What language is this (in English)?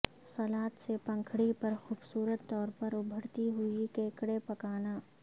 Urdu